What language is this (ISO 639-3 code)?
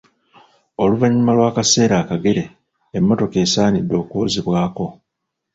lug